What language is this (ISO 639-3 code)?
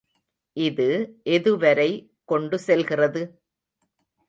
tam